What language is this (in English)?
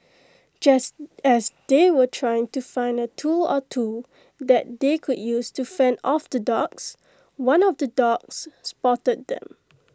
English